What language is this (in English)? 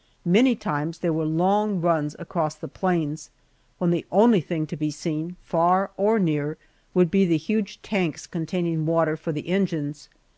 English